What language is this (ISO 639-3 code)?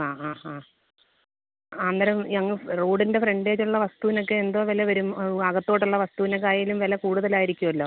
mal